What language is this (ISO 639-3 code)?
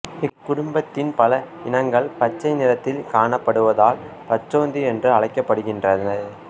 tam